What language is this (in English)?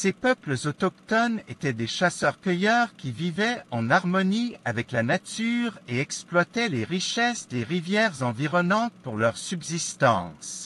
French